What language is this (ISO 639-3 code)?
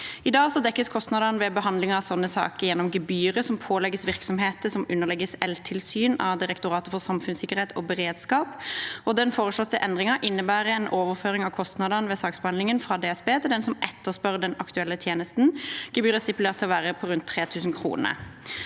nor